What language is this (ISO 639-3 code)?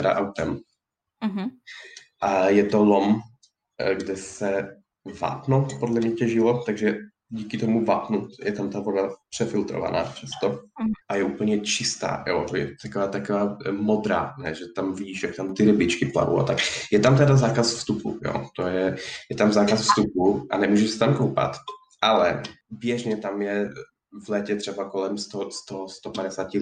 ces